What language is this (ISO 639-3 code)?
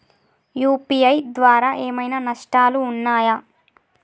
tel